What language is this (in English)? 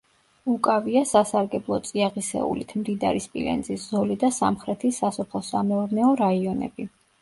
Georgian